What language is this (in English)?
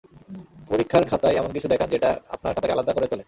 Bangla